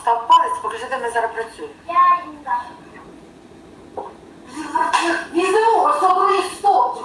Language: Ukrainian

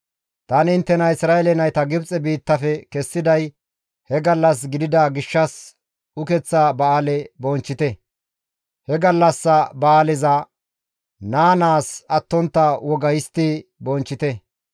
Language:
Gamo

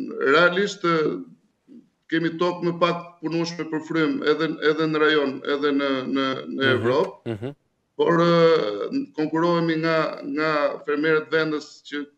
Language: Romanian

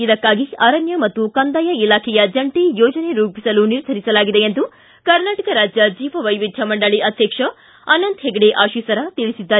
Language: Kannada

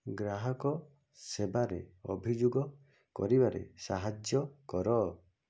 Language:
Odia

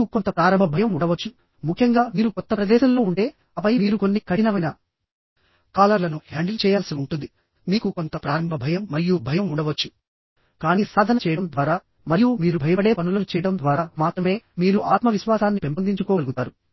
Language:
Telugu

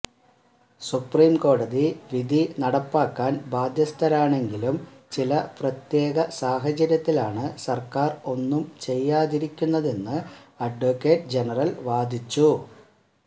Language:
Malayalam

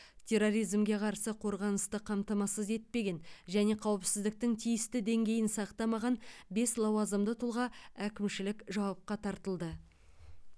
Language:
Kazakh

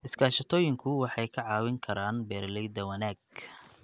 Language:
Somali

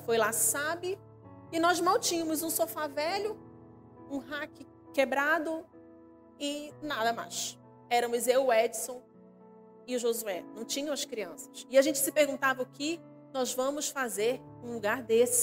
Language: Portuguese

